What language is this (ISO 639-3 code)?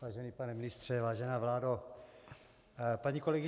ces